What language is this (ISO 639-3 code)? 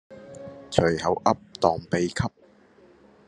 yue